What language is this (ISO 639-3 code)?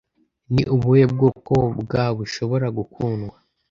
kin